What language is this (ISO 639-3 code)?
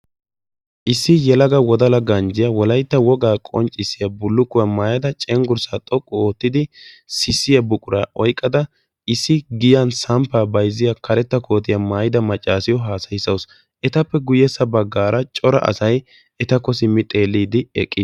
wal